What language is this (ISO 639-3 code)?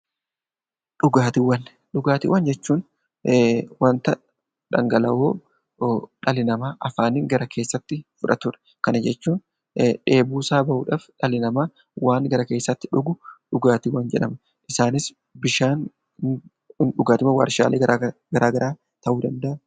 orm